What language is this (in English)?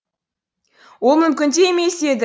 Kazakh